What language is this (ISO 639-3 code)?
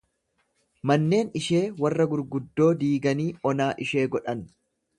orm